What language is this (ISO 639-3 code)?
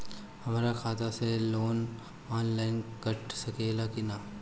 bho